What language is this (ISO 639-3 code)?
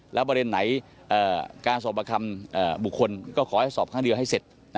tha